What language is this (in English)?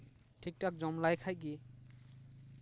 Santali